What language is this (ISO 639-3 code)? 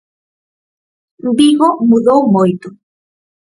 glg